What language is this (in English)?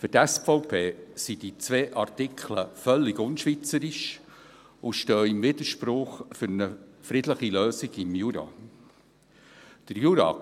Swiss German